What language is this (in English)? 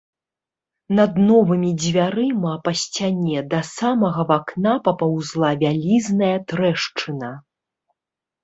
Belarusian